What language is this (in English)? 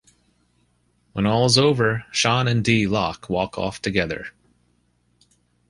English